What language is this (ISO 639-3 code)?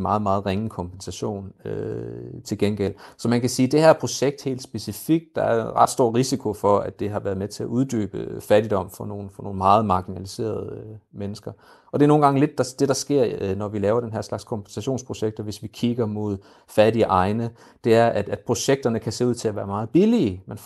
dan